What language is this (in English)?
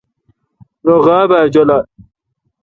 Kalkoti